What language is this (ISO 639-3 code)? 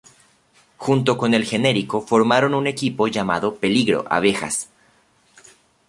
spa